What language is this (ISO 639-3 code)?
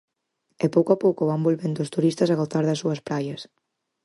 glg